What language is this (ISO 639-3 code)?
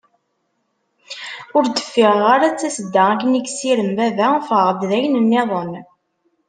kab